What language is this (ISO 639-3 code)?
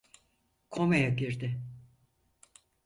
tur